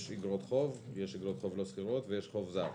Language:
Hebrew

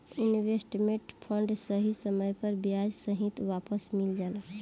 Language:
Bhojpuri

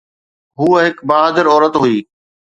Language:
Sindhi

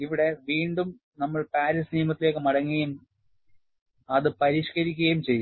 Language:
Malayalam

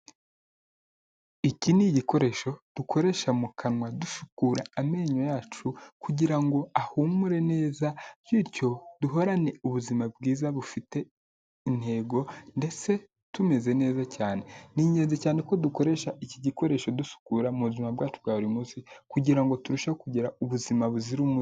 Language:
Kinyarwanda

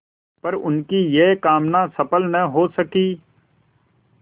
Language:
Hindi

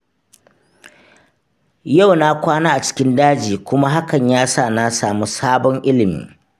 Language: Hausa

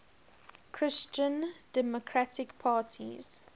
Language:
English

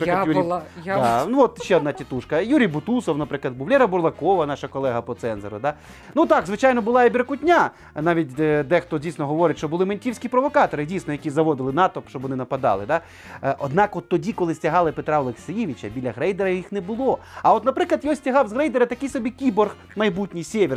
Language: Ukrainian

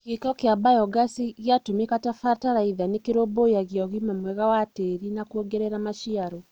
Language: Kikuyu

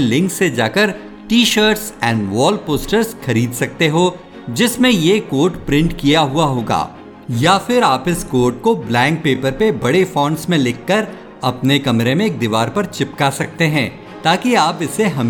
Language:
Hindi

